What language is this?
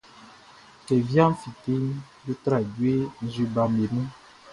Baoulé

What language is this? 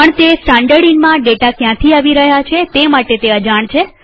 Gujarati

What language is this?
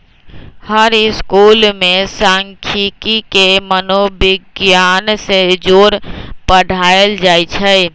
Magahi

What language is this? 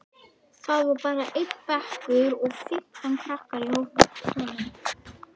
Icelandic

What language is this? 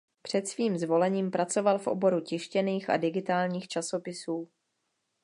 Czech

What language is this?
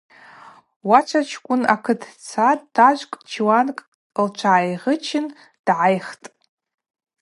Abaza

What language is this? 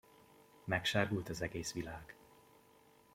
Hungarian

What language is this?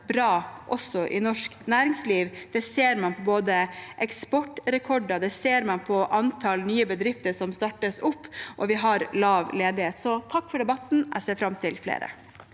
Norwegian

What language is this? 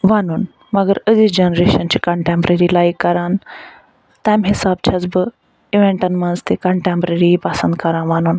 Kashmiri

